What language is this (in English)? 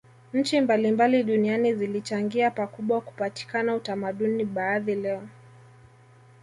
Swahili